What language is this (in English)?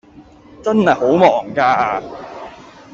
Cantonese